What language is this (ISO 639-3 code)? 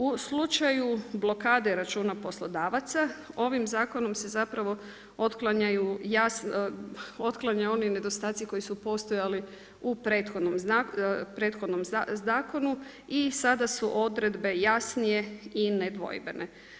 hrv